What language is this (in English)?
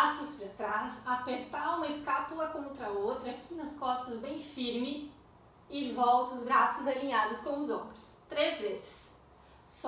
Portuguese